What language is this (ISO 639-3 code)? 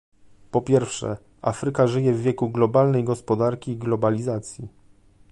pol